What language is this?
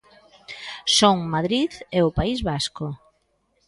Galician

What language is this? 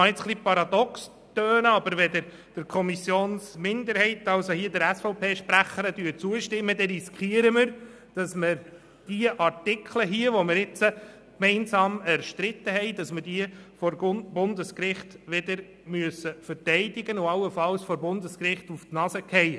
Swiss German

